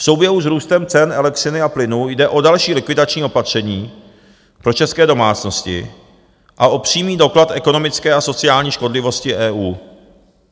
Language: Czech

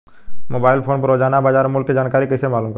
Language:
Bhojpuri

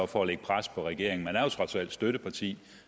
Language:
Danish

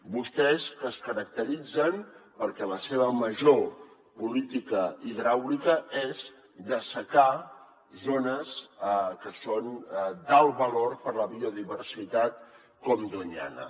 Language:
Catalan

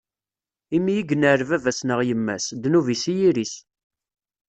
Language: Kabyle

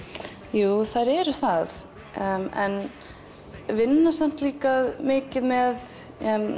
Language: Icelandic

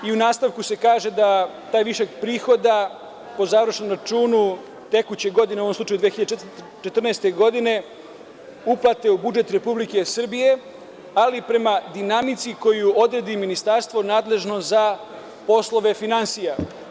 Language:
Serbian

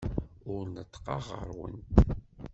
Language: Kabyle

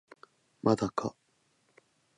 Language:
Japanese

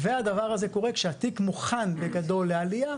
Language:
Hebrew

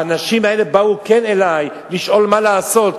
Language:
Hebrew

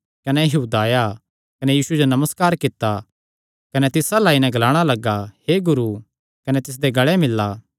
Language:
Kangri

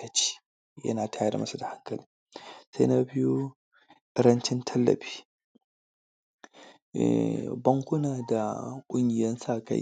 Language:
Hausa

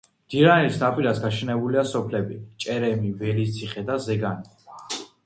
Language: Georgian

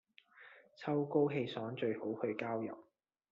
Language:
Cantonese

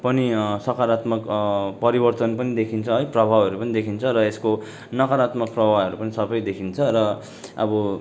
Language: Nepali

